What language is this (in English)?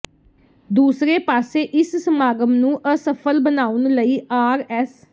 Punjabi